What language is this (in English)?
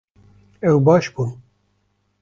Kurdish